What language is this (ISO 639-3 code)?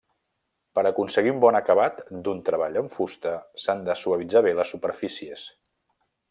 cat